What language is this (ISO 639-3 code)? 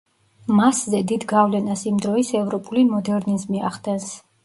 kat